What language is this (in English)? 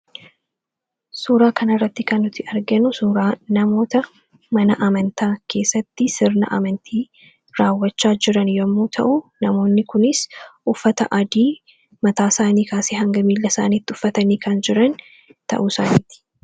Oromo